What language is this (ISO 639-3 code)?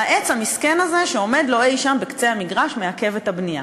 heb